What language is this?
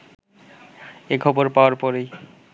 Bangla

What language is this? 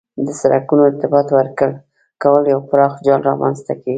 Pashto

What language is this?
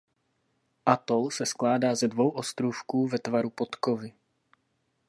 Czech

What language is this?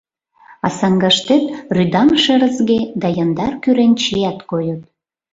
Mari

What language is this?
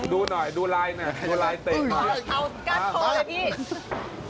Thai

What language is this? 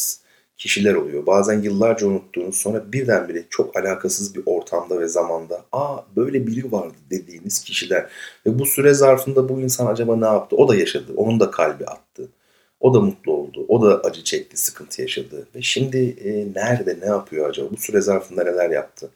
Turkish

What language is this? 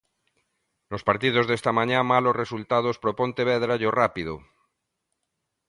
Galician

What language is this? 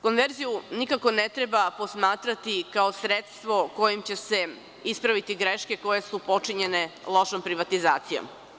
Serbian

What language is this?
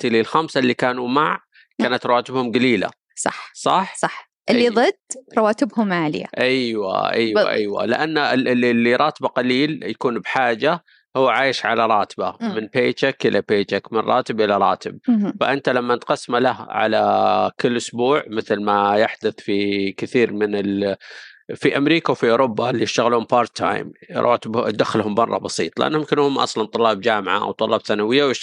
Arabic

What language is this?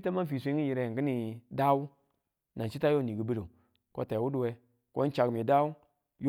Tula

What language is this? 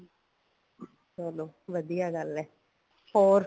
Punjabi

